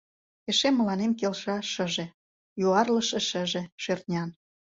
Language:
Mari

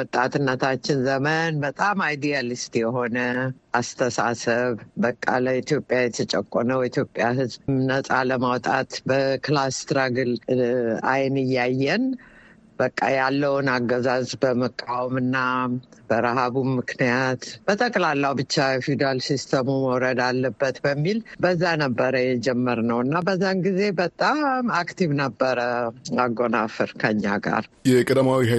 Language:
Amharic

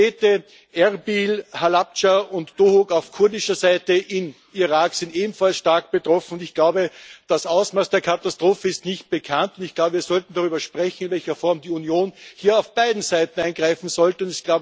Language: German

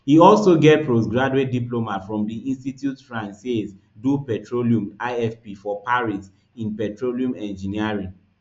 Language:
Nigerian Pidgin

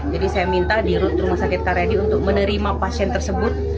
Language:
Indonesian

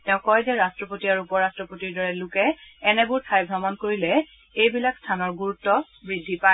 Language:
Assamese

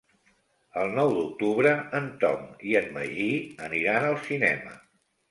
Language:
Catalan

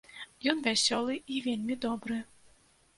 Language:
Belarusian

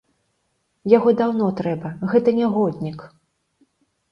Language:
Belarusian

